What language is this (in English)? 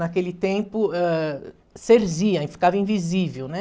Portuguese